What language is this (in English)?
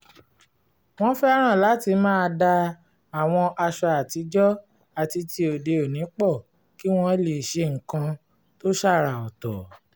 Yoruba